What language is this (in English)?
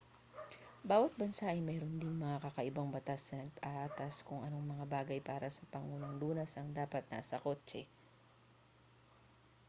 Filipino